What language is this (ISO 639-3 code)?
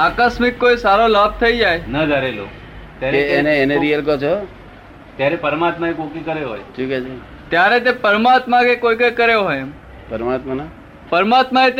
guj